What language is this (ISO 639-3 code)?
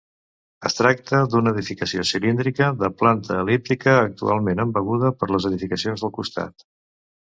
cat